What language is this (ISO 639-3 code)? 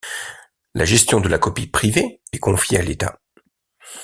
fra